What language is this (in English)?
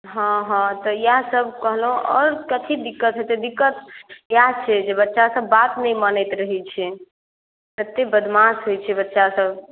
Maithili